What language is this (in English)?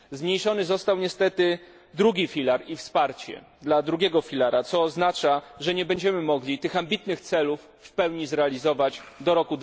Polish